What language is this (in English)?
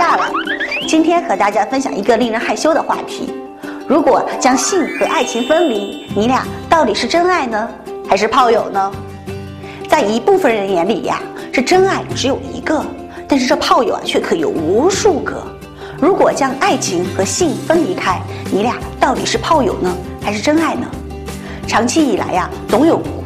Chinese